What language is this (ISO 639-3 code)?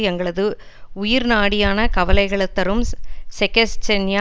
tam